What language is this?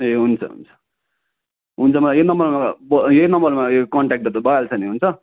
Nepali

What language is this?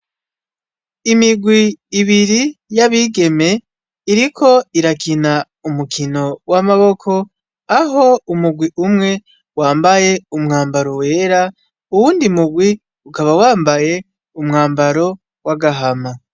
Rundi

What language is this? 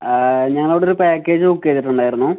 Malayalam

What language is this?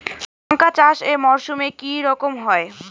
Bangla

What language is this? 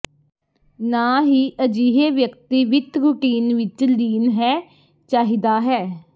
Punjabi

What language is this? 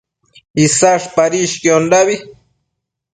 Matsés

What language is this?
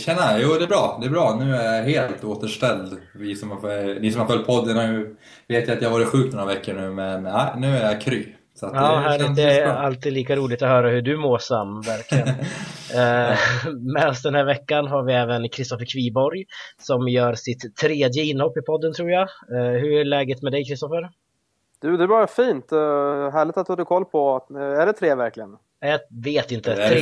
Swedish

